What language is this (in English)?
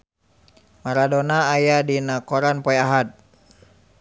Sundanese